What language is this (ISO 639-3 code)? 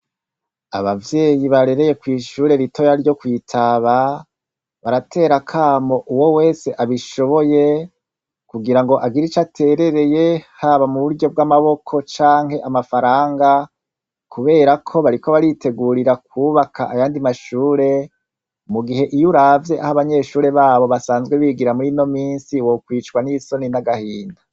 run